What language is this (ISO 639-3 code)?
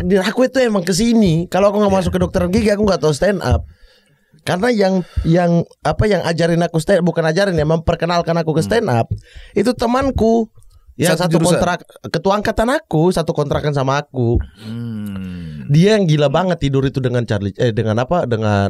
ind